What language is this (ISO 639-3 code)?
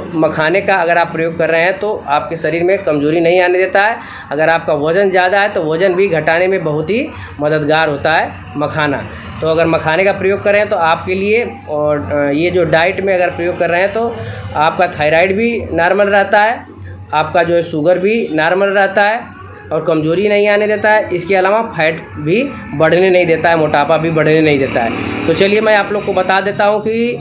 hin